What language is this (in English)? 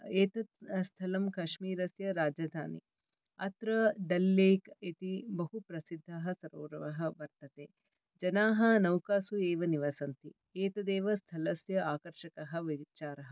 Sanskrit